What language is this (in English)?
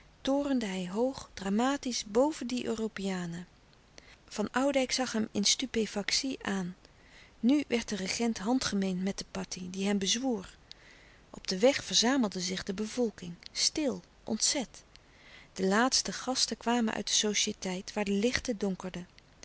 Dutch